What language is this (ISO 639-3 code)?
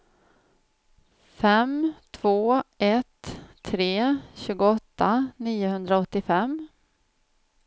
swe